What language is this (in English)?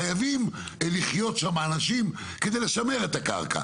Hebrew